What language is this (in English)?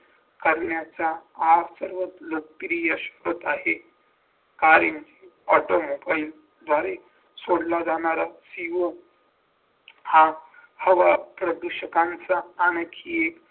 Marathi